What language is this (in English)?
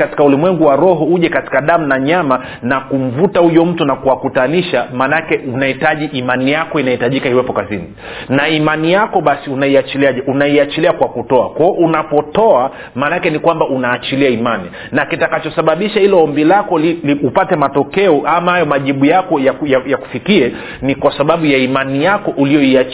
Swahili